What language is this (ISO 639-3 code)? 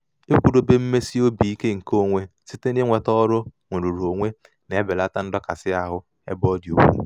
ibo